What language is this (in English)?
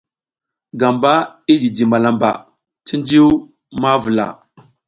South Giziga